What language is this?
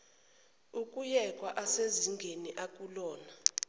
Zulu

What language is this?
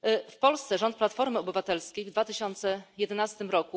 Polish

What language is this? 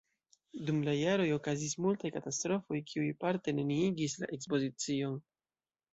Esperanto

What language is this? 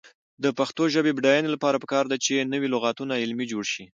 Pashto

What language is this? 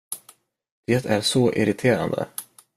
Swedish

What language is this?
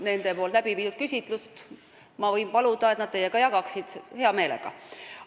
Estonian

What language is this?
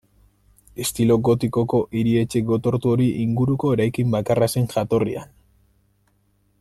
Basque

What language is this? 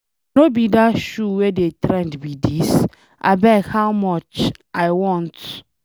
Nigerian Pidgin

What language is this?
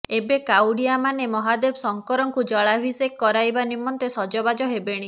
Odia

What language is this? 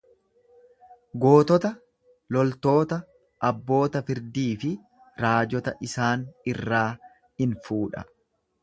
Oromo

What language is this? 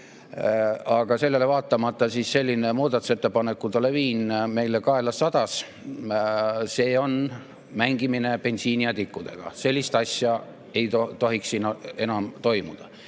Estonian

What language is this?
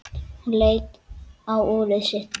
Icelandic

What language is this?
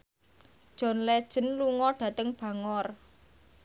Javanese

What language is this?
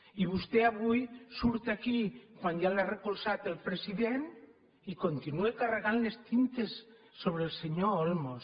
Catalan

